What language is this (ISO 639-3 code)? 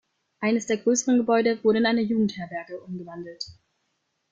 deu